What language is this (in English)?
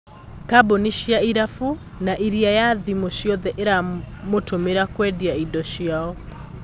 Kikuyu